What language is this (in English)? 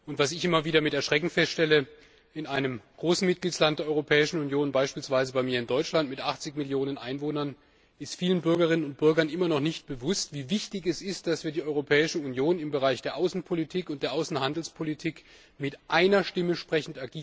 German